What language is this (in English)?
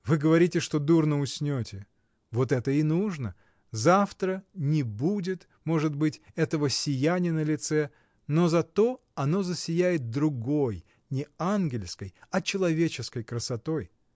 Russian